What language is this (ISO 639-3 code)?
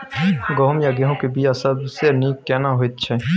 mai